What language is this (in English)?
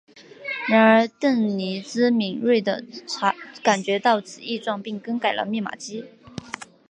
Chinese